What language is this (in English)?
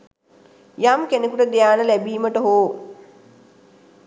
Sinhala